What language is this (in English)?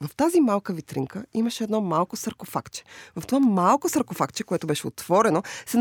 Bulgarian